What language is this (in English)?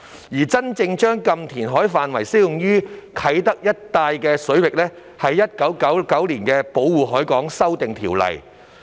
Cantonese